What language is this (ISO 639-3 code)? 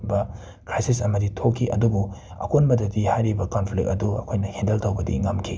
mni